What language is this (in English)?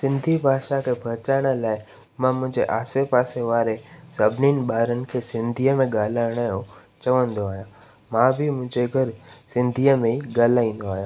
Sindhi